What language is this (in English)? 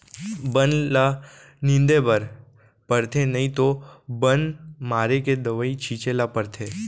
Chhattisgarhi